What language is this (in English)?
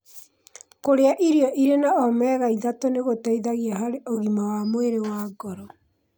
Kikuyu